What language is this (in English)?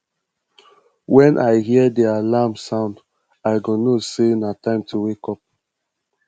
Nigerian Pidgin